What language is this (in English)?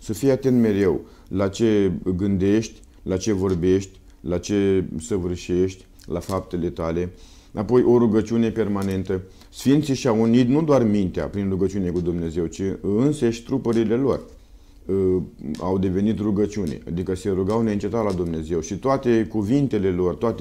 Romanian